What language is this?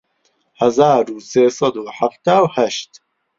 Central Kurdish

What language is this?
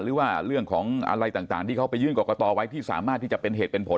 Thai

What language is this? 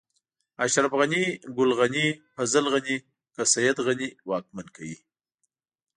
Pashto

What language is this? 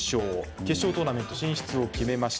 Japanese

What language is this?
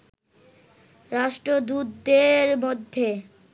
Bangla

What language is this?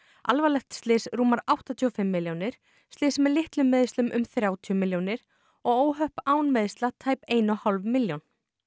Icelandic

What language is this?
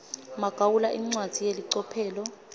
Swati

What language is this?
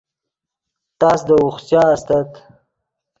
Yidgha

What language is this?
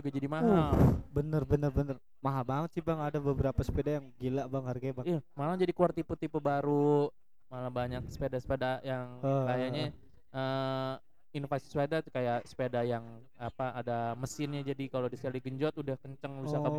Indonesian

